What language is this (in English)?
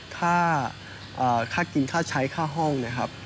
Thai